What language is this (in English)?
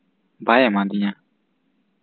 Santali